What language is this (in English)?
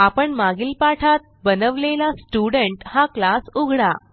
Marathi